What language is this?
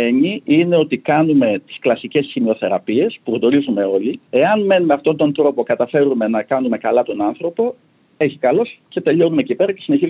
Greek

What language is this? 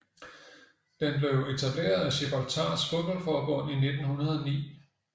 Danish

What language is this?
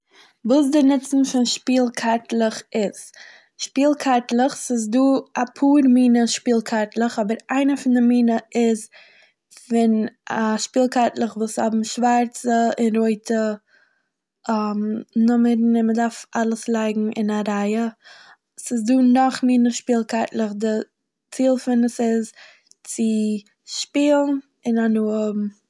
Yiddish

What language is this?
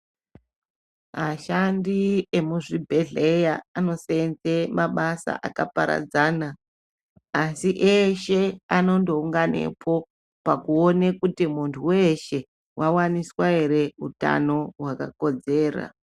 Ndau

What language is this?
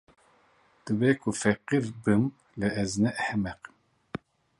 Kurdish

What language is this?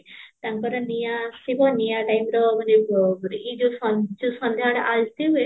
Odia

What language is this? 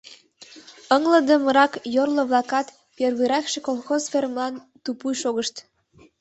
Mari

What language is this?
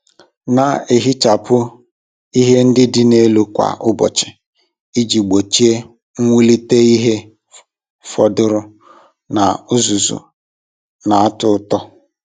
Igbo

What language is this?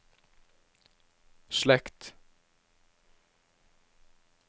Norwegian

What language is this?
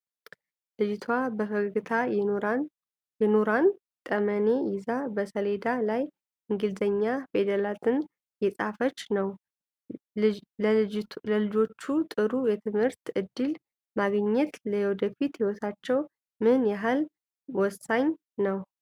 Amharic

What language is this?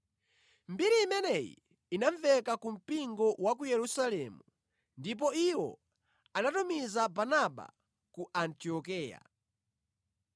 Nyanja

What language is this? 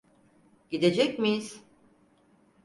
Turkish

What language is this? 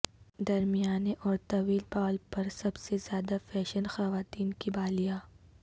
Urdu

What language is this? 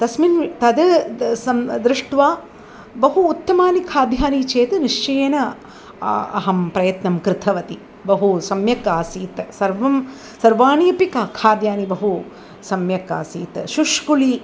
Sanskrit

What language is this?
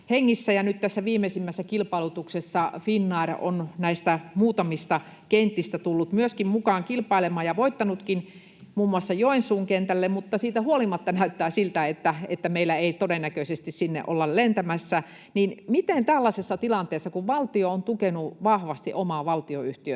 Finnish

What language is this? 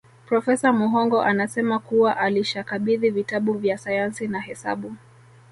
Swahili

